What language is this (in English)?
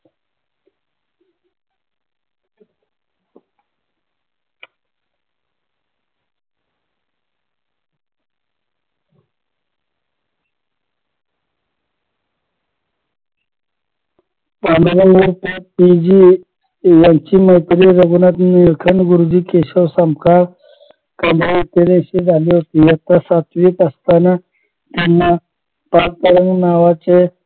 Marathi